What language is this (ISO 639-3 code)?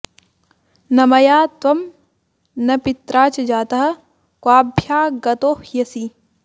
san